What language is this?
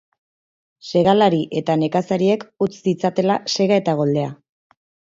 Basque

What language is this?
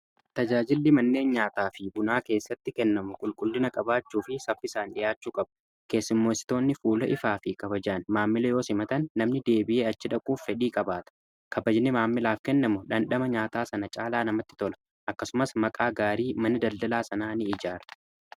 Oromo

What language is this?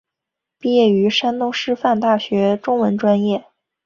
Chinese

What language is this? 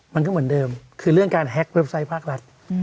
Thai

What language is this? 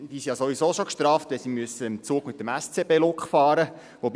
Swiss German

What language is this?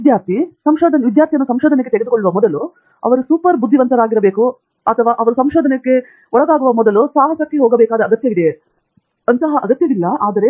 Kannada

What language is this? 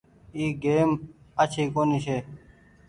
Goaria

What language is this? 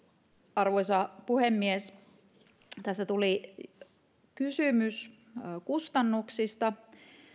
Finnish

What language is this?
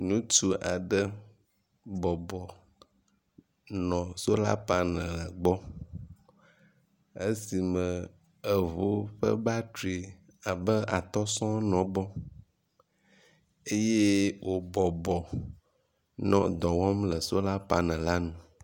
Ewe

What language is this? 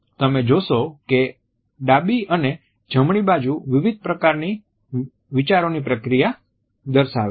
Gujarati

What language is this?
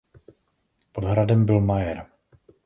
Czech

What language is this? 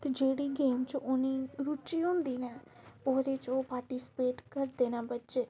Dogri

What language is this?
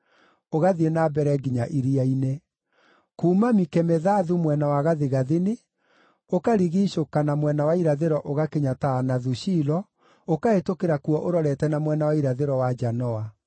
Kikuyu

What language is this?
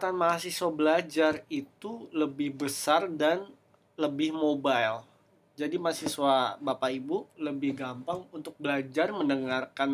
Indonesian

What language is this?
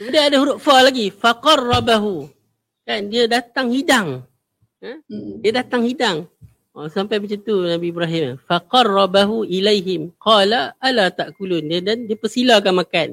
Malay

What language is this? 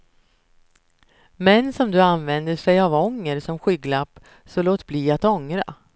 Swedish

